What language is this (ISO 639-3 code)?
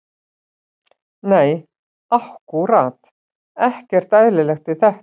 isl